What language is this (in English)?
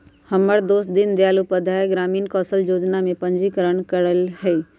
Magahi